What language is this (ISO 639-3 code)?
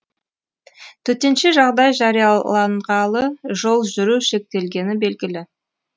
kaz